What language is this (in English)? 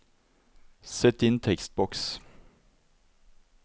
Norwegian